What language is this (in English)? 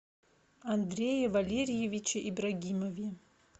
Russian